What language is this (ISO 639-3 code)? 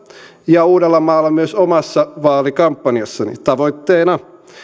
fin